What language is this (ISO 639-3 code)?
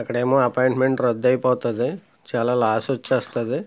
tel